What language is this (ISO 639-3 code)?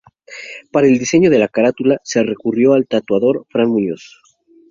spa